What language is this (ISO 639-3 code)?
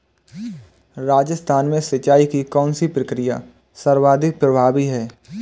hin